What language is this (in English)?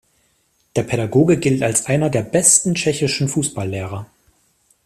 German